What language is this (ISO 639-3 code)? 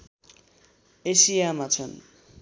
nep